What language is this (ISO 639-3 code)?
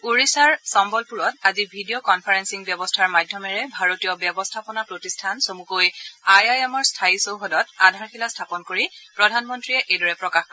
asm